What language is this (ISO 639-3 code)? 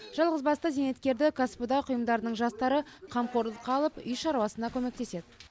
kaz